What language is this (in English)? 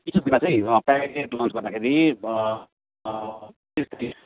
Nepali